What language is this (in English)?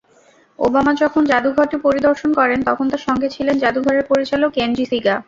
Bangla